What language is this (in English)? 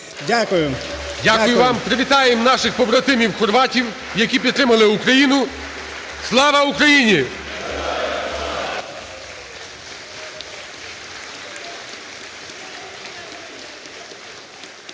Ukrainian